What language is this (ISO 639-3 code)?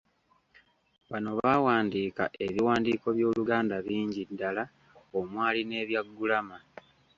lug